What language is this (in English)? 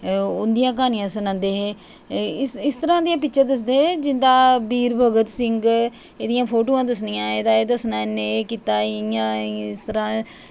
Dogri